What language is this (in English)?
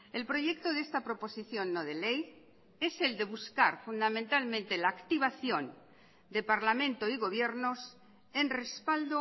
Spanish